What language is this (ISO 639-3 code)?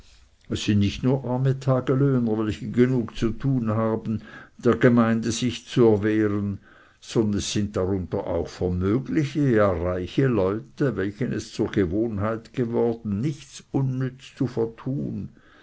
deu